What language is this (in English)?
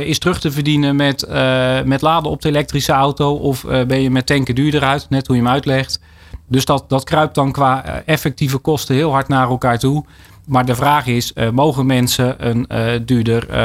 Dutch